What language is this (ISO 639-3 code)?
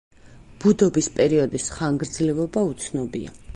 kat